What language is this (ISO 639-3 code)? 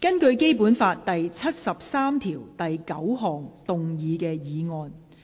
yue